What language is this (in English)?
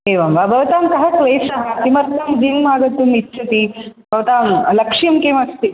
Sanskrit